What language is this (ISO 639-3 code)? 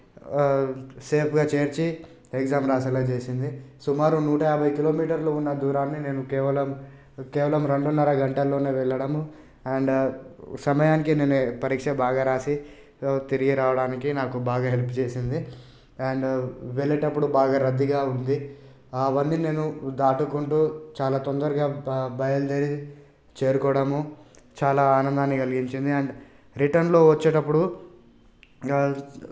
tel